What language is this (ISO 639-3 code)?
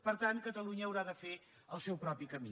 cat